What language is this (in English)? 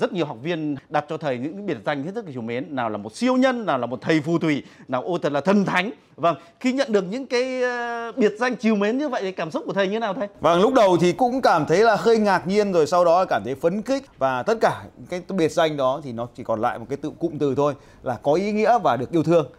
Vietnamese